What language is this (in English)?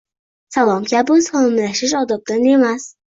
Uzbek